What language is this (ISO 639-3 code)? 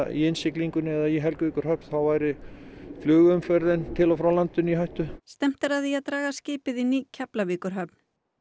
isl